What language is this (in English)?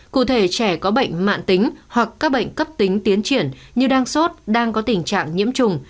Vietnamese